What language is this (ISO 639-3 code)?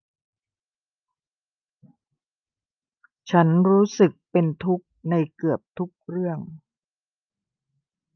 tha